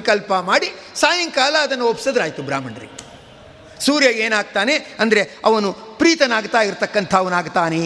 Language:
Kannada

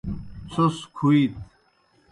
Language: Kohistani Shina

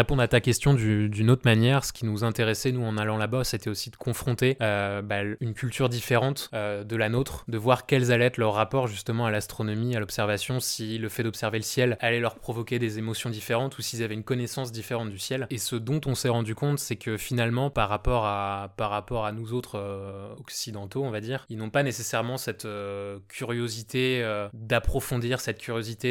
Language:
French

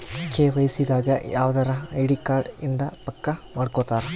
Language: Kannada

